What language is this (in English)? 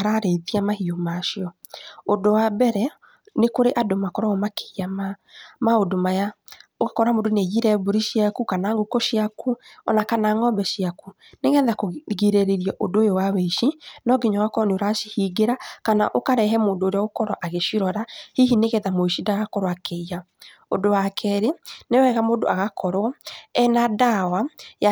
Kikuyu